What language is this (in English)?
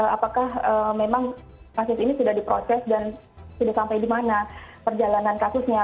Indonesian